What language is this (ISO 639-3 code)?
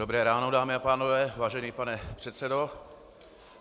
ces